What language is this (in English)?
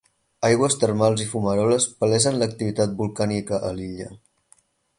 Catalan